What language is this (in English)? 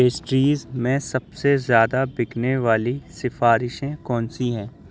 Urdu